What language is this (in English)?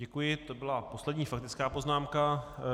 Czech